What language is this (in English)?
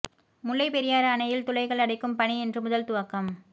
Tamil